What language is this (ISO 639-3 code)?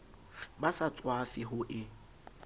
sot